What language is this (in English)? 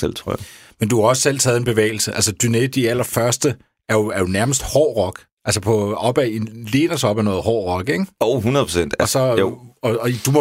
Danish